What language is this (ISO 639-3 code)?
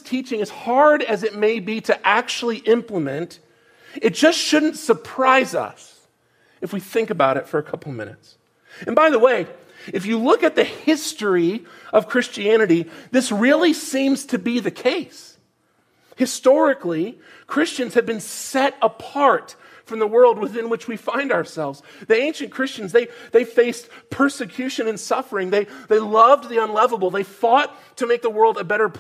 eng